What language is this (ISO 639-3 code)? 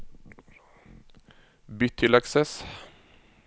nor